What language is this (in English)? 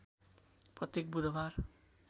Nepali